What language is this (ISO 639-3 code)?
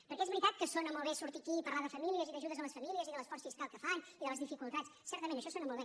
cat